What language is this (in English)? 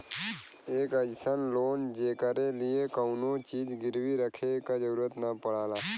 Bhojpuri